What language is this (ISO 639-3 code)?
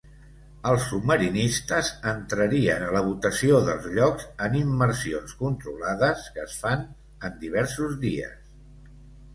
cat